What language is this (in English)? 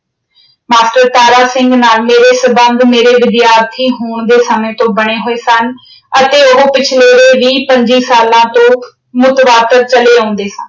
Punjabi